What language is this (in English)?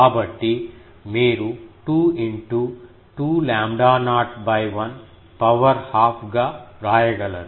Telugu